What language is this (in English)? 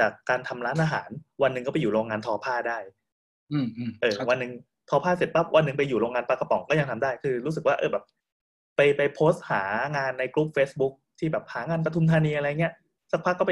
Thai